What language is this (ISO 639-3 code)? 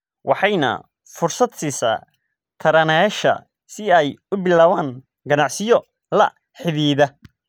som